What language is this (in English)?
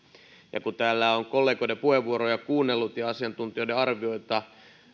Finnish